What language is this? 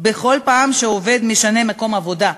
Hebrew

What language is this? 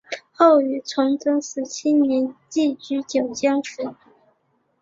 Chinese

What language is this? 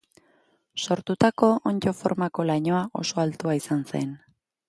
Basque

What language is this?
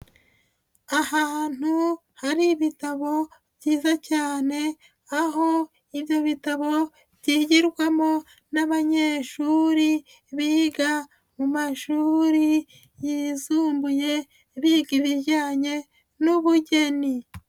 Kinyarwanda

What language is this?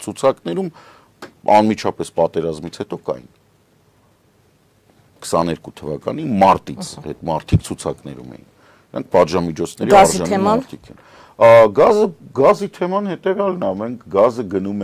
Romanian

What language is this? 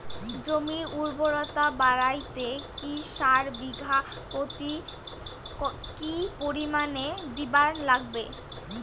Bangla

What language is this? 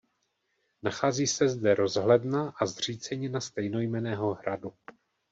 Czech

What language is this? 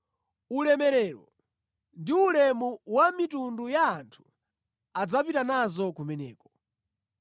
Nyanja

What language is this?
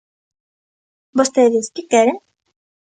Galician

